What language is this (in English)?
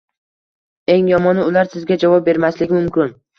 Uzbek